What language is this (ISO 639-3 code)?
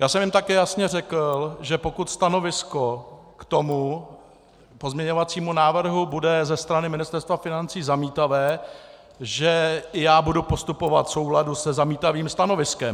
ces